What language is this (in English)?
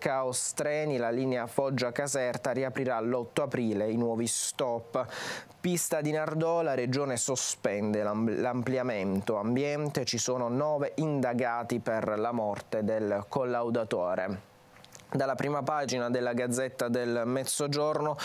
Italian